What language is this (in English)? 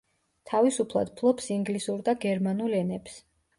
Georgian